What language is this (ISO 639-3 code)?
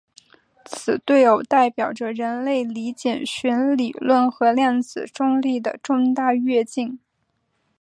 zho